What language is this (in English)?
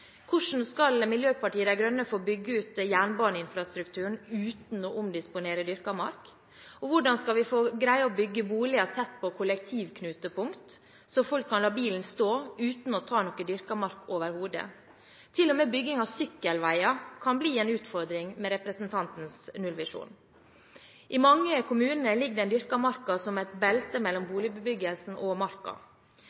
Norwegian Bokmål